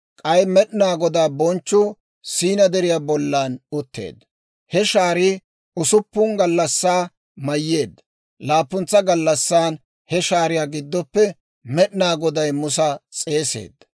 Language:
Dawro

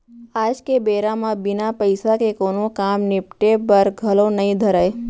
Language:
Chhattisgarhi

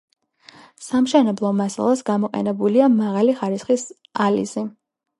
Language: Georgian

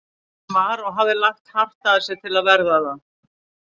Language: Icelandic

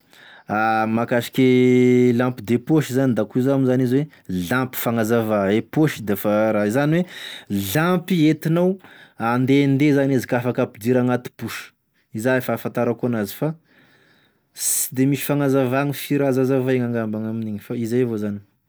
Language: Tesaka Malagasy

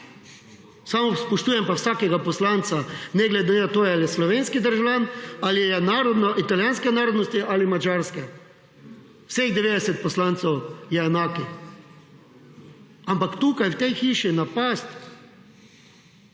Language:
Slovenian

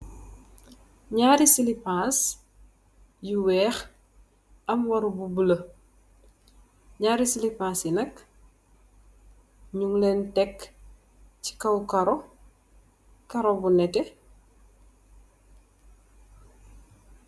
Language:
Wolof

